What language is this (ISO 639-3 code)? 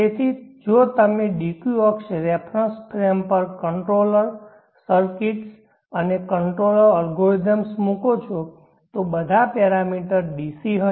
guj